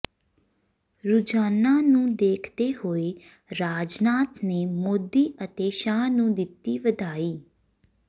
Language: Punjabi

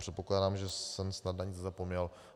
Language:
Czech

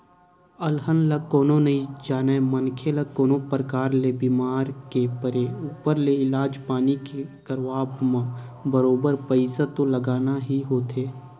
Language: Chhattisgarhi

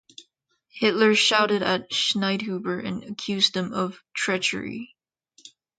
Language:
English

